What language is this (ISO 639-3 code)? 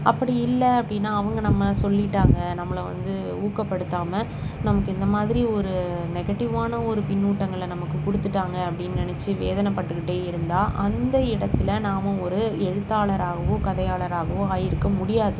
tam